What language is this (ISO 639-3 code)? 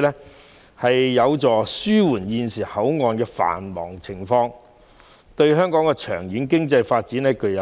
yue